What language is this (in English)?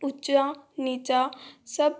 Hindi